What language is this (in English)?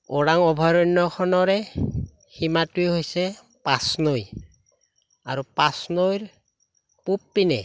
Assamese